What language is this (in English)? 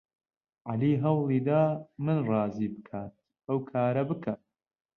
Central Kurdish